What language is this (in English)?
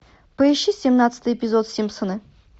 Russian